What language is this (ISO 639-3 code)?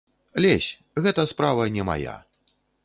bel